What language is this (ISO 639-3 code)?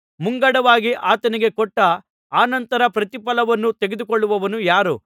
kan